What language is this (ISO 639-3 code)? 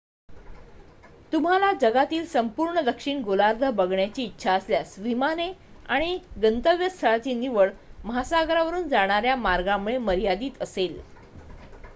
mar